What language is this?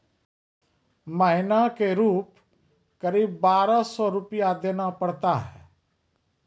Maithili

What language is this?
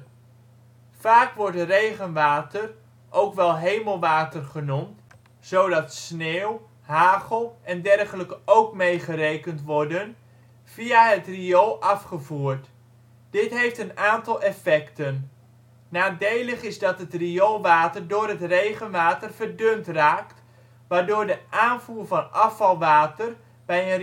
Dutch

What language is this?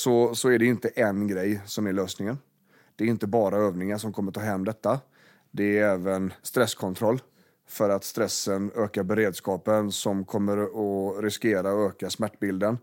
Swedish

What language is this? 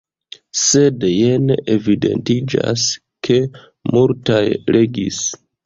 Esperanto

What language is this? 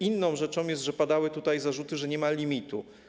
Polish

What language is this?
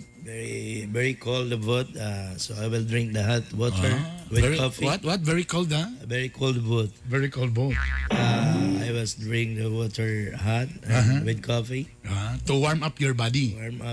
Filipino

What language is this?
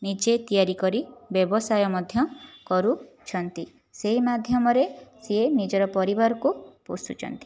Odia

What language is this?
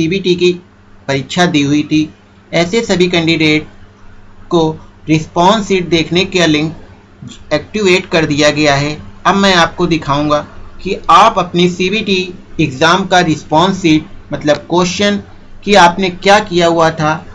Hindi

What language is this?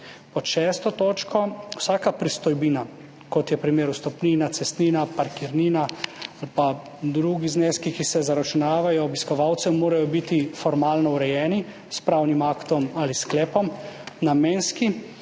Slovenian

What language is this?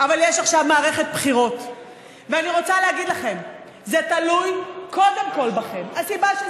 Hebrew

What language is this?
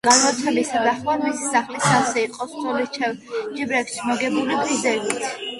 Georgian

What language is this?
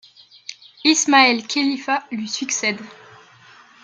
French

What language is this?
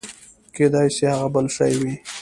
Pashto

